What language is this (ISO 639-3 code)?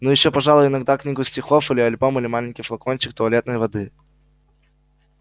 rus